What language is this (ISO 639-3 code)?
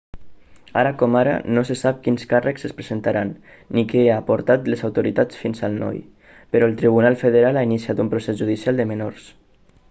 cat